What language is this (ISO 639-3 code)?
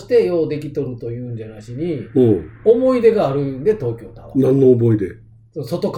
jpn